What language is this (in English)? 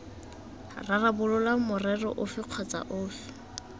Tswana